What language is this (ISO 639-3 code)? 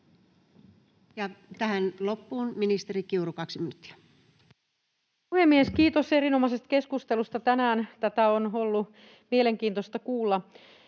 fin